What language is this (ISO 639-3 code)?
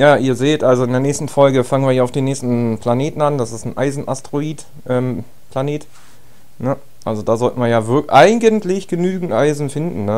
deu